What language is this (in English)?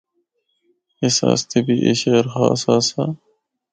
Northern Hindko